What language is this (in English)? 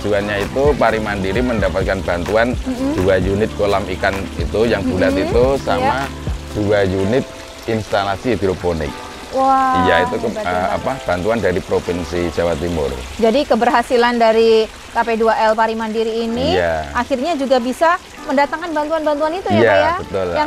Indonesian